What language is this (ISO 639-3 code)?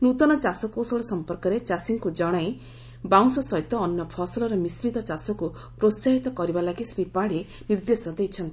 ori